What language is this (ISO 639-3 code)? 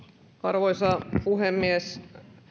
fin